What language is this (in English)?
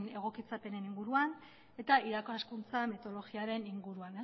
Basque